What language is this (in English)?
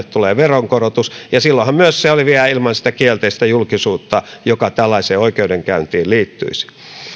Finnish